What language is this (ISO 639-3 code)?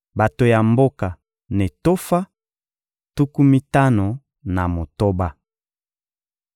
lin